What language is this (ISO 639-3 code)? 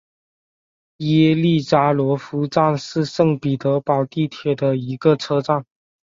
zho